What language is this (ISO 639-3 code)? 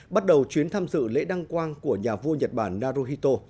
vie